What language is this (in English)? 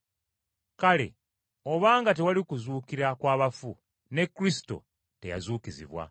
Ganda